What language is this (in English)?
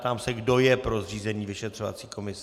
Czech